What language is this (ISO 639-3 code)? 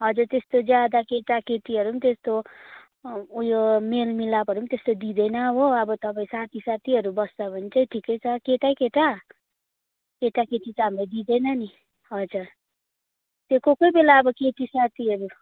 nep